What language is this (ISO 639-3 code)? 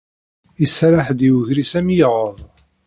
kab